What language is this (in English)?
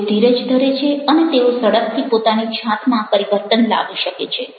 Gujarati